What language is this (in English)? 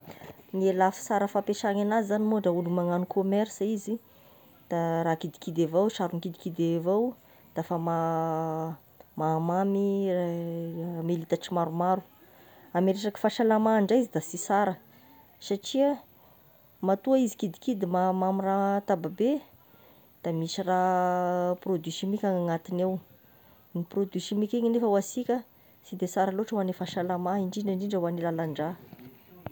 Tesaka Malagasy